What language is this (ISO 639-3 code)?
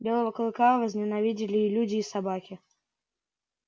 rus